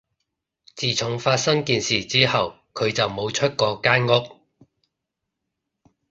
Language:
Cantonese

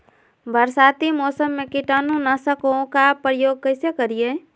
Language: Magahi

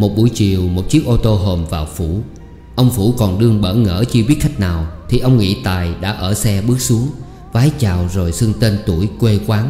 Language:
Vietnamese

